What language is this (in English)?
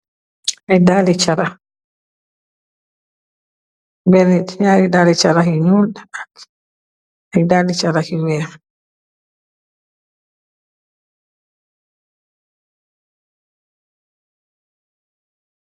Wolof